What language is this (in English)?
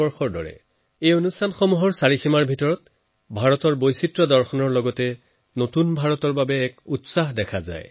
Assamese